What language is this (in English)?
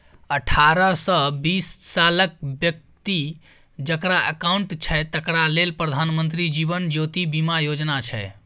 Maithili